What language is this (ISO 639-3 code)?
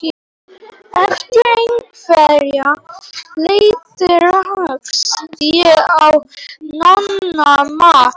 isl